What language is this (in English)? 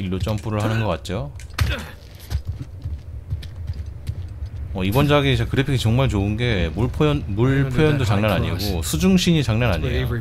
Korean